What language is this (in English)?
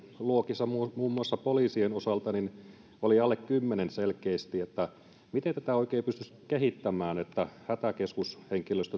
Finnish